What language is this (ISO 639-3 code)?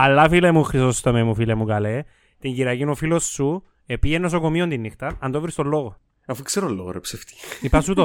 ell